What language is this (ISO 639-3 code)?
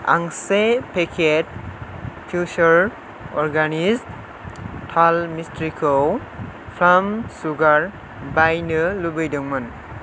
brx